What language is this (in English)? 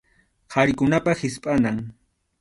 Arequipa-La Unión Quechua